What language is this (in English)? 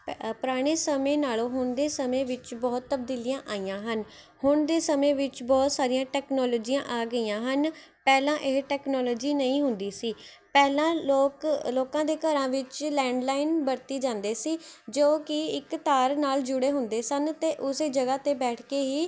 Punjabi